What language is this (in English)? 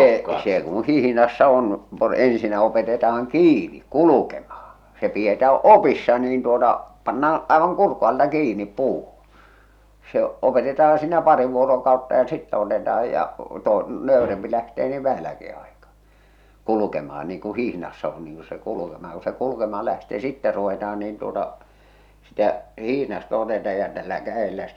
Finnish